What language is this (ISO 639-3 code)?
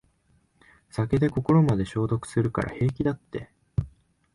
jpn